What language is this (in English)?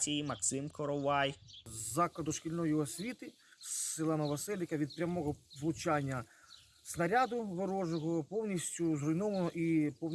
Ukrainian